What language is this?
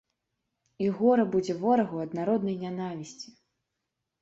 Belarusian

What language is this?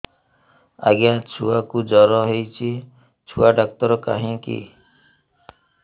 Odia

